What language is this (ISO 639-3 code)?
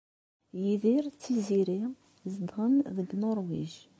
kab